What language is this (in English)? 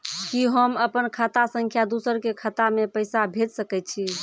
Maithili